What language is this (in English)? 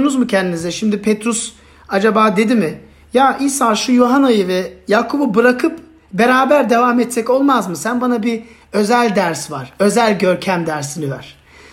Turkish